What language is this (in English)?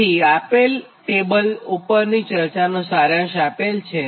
Gujarati